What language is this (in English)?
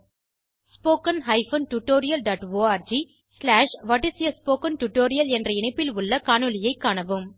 Tamil